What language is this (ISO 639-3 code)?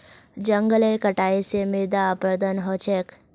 mag